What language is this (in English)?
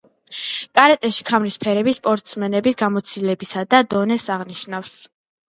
Georgian